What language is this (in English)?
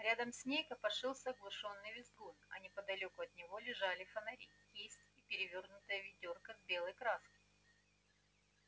Russian